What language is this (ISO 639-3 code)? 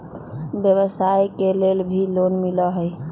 mag